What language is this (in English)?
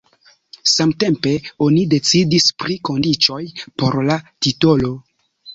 Esperanto